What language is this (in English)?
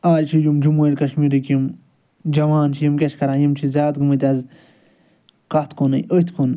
Kashmiri